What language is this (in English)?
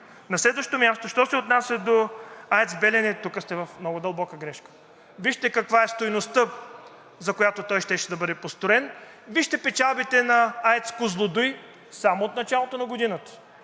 Bulgarian